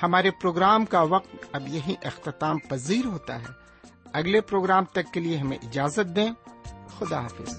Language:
Urdu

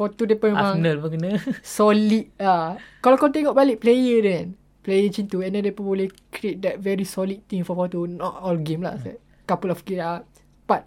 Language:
Malay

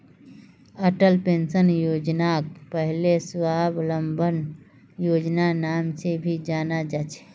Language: Magahi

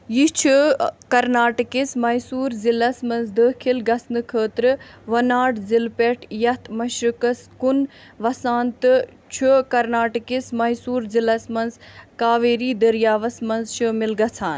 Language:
Kashmiri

